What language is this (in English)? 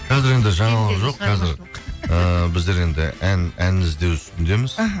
Kazakh